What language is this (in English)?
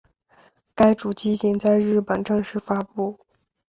Chinese